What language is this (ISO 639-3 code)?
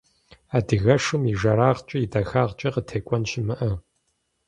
kbd